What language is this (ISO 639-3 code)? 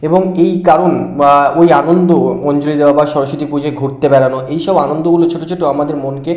ben